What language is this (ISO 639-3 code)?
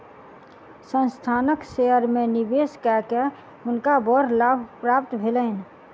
mai